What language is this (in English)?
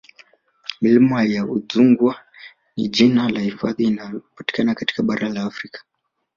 Swahili